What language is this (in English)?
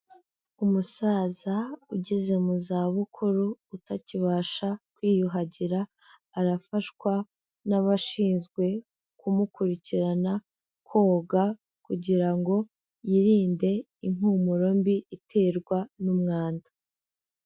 Kinyarwanda